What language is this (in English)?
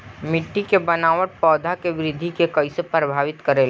Bhojpuri